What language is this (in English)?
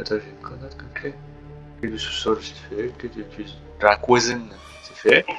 French